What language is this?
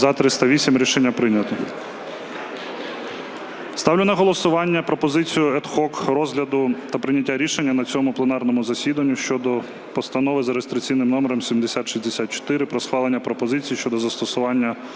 Ukrainian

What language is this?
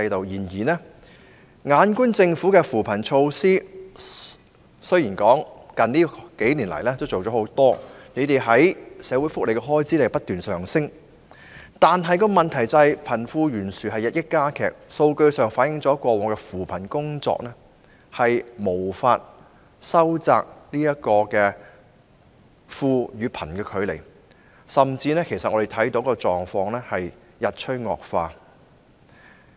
Cantonese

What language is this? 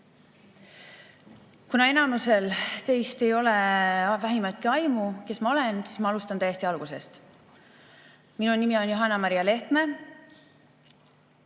Estonian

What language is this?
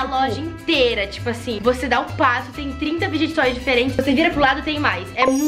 Portuguese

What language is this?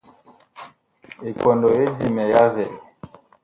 Bakoko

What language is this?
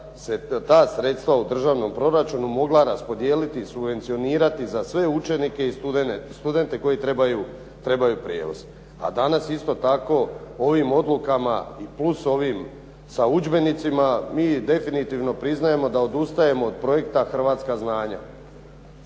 Croatian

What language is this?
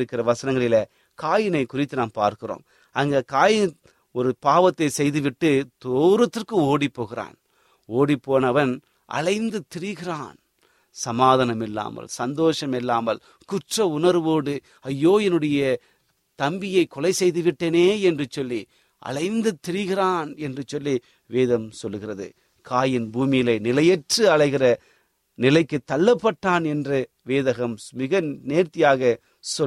Tamil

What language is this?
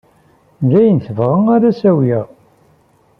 Kabyle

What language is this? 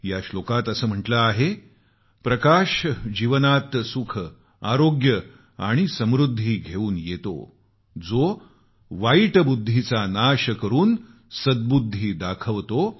Marathi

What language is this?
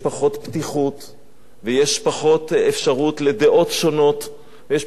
Hebrew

